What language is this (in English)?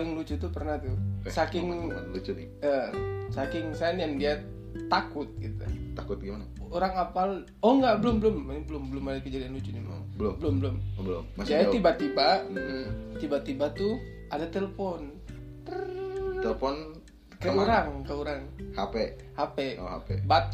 Indonesian